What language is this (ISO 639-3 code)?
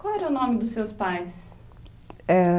por